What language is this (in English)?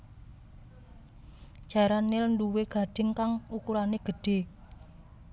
Javanese